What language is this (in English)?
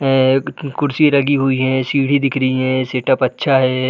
Hindi